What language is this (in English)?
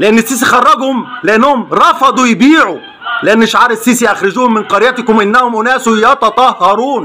Arabic